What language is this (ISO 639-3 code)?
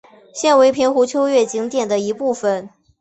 zho